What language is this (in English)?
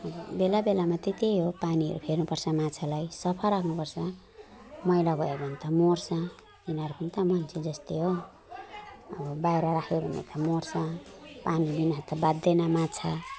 Nepali